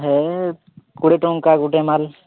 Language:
Odia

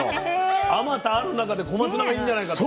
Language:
Japanese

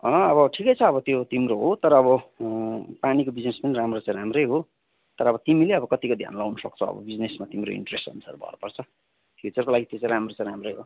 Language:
Nepali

